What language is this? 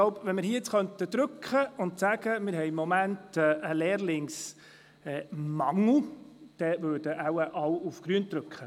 Swiss German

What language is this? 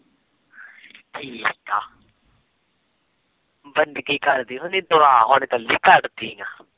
Punjabi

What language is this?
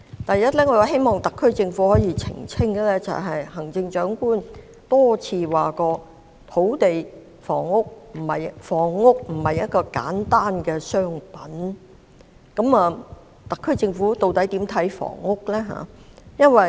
Cantonese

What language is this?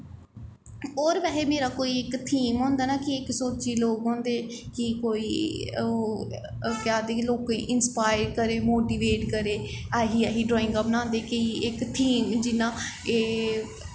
Dogri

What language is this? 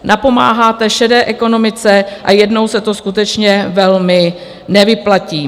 Czech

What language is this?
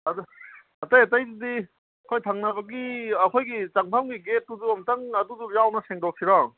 Manipuri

